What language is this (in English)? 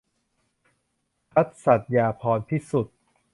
Thai